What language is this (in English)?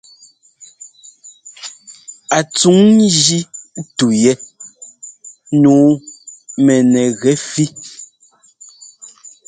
Ngomba